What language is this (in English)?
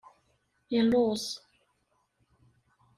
Kabyle